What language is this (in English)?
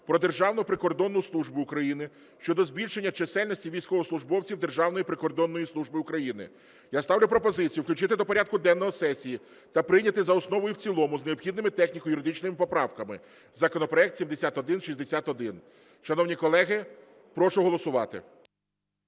Ukrainian